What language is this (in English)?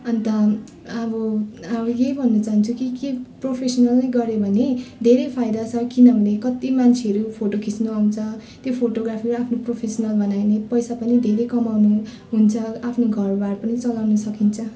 Nepali